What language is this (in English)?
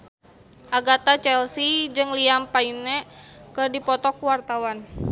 Sundanese